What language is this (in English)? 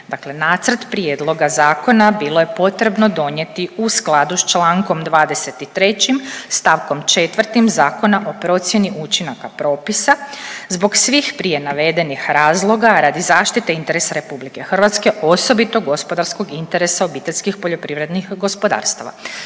Croatian